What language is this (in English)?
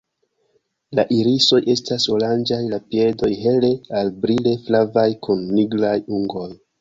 Esperanto